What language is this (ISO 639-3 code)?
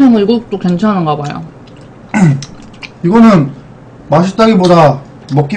kor